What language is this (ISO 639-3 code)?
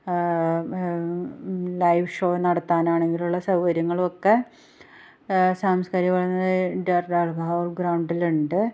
mal